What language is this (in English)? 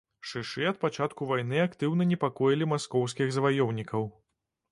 Belarusian